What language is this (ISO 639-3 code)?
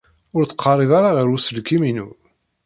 kab